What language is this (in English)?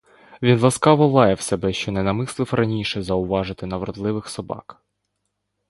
Ukrainian